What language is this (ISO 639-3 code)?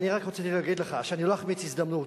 heb